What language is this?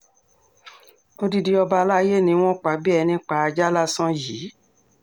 Yoruba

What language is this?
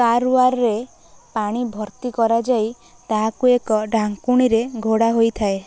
Odia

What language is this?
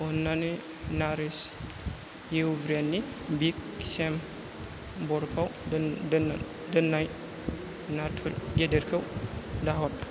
Bodo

